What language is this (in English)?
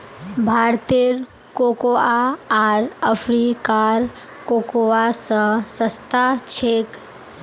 Magahi